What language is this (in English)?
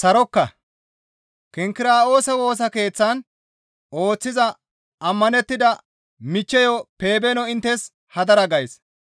Gamo